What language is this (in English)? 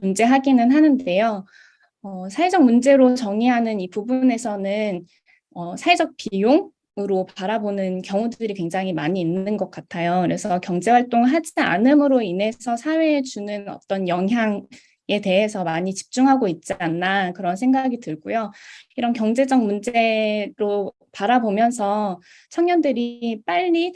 Korean